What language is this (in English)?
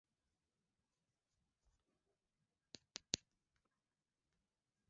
Swahili